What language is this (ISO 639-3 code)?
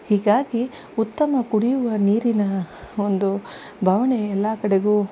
kan